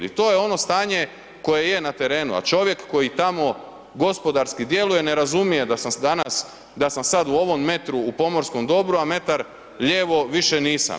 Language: Croatian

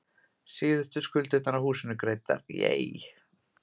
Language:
Icelandic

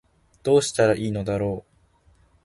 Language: Japanese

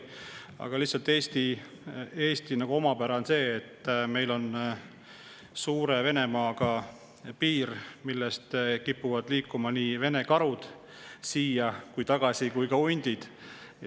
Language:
Estonian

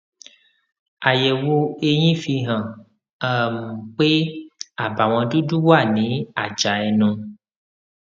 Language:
Yoruba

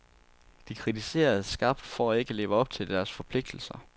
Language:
Danish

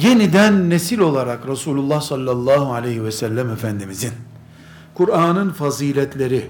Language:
Turkish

